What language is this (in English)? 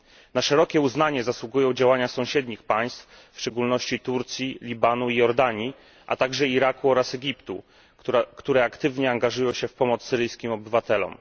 Polish